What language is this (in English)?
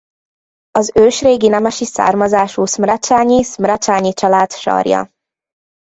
Hungarian